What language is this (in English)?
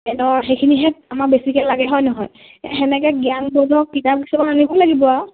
Assamese